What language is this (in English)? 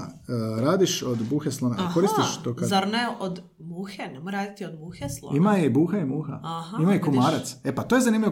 Croatian